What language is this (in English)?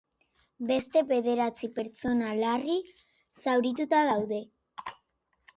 Basque